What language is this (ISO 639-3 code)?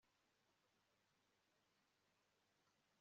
kin